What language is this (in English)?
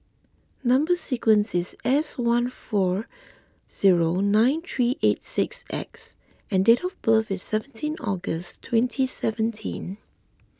English